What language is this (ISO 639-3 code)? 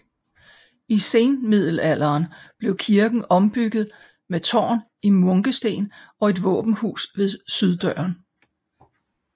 dan